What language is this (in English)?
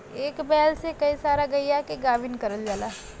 Bhojpuri